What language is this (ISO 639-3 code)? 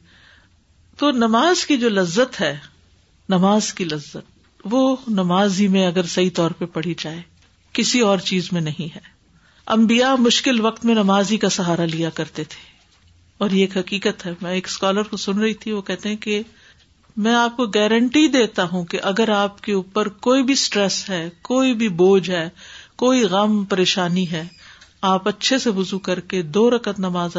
urd